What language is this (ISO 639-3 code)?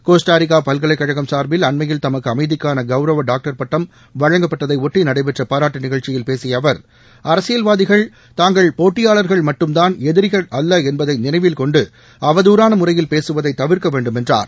tam